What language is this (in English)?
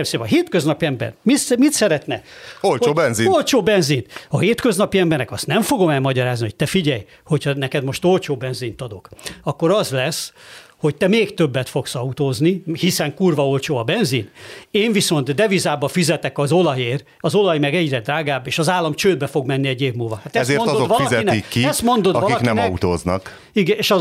Hungarian